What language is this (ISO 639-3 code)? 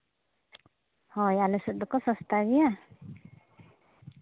sat